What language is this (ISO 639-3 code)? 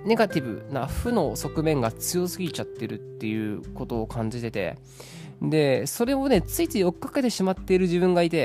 jpn